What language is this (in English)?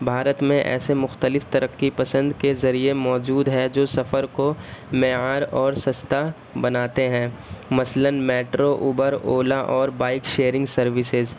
Urdu